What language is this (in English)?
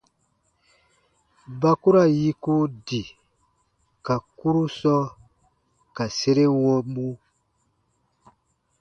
Baatonum